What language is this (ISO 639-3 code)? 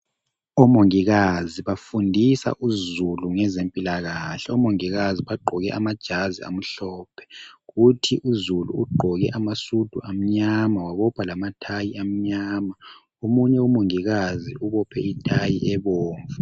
nde